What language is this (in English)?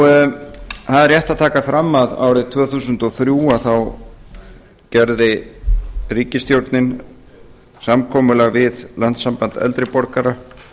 Icelandic